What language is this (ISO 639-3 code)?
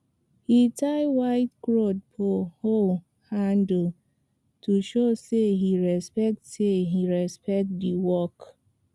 pcm